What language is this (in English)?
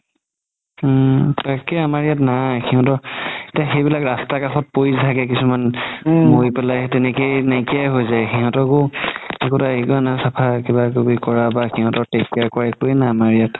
Assamese